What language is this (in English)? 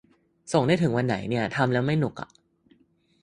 Thai